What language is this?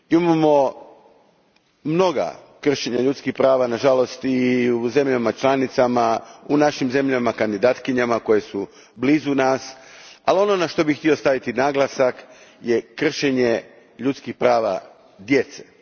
Croatian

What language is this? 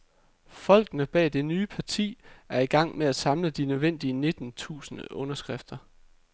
Danish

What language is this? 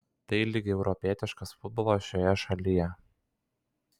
Lithuanian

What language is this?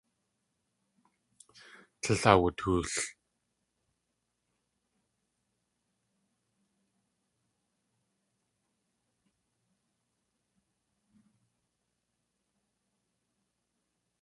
Tlingit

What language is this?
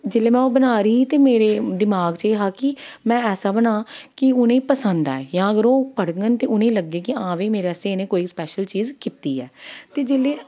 Dogri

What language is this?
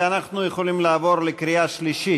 Hebrew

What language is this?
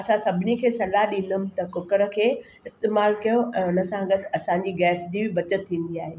Sindhi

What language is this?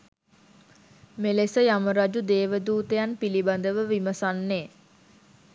Sinhala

